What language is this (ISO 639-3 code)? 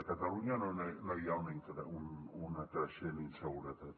cat